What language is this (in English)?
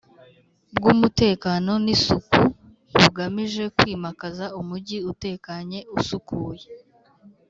Kinyarwanda